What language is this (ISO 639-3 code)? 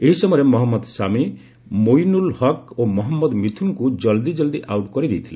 ori